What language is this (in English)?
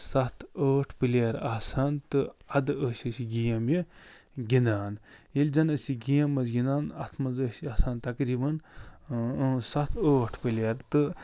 Kashmiri